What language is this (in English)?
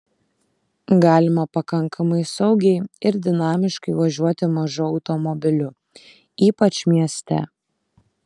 Lithuanian